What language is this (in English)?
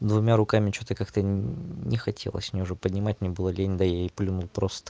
Russian